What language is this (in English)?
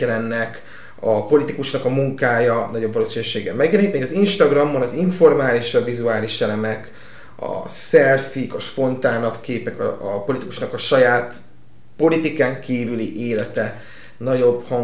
Hungarian